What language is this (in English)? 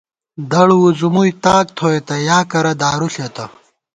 Gawar-Bati